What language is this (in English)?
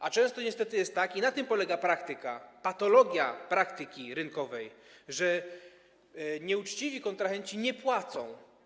Polish